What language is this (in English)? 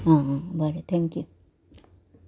Konkani